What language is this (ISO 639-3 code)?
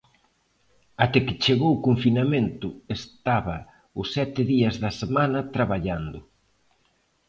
glg